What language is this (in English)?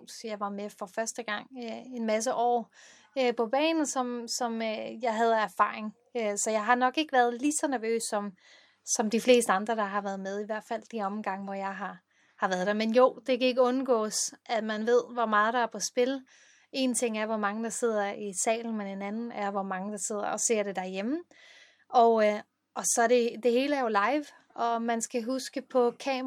Danish